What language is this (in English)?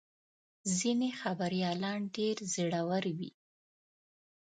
Pashto